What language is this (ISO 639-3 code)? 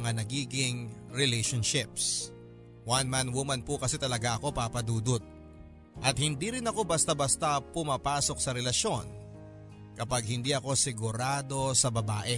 fil